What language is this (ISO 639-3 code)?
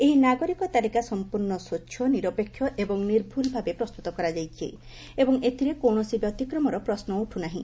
ori